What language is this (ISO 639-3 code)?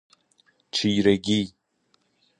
fas